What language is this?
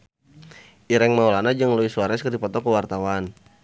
Sundanese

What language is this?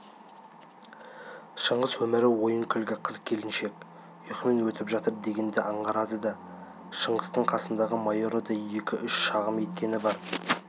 Kazakh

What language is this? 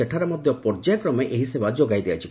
Odia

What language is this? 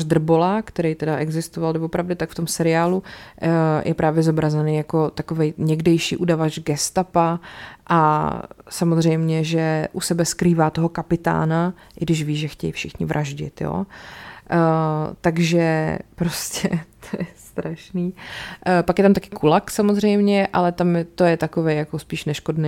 Czech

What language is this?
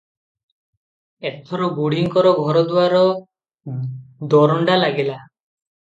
Odia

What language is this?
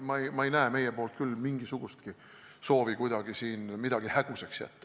Estonian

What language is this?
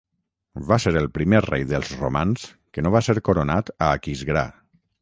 Catalan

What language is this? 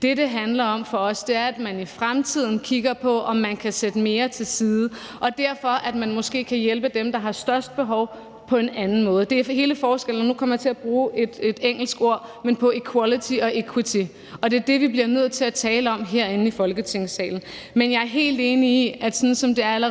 Danish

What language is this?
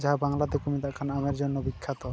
Santali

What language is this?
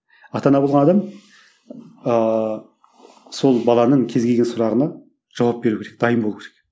Kazakh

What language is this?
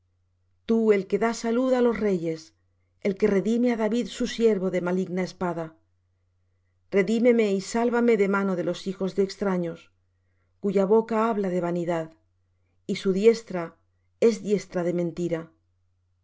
Spanish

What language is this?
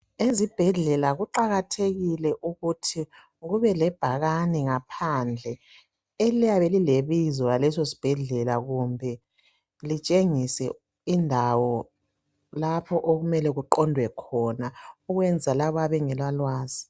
North Ndebele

